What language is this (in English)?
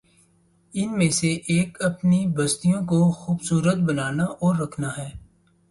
Urdu